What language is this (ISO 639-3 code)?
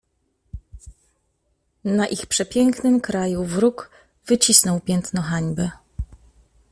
pol